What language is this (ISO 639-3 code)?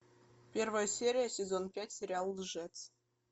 rus